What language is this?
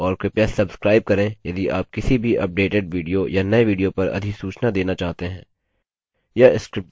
Hindi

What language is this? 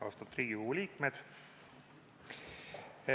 Estonian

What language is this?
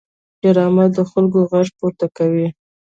Pashto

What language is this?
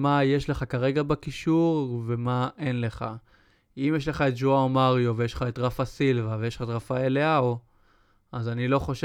Hebrew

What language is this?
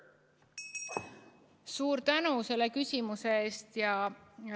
Estonian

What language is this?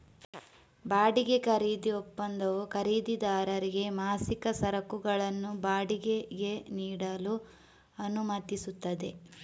Kannada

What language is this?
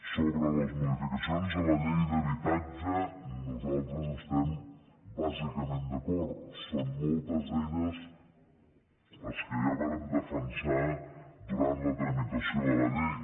Catalan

